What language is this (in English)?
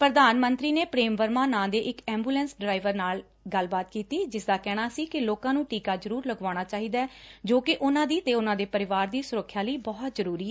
Punjabi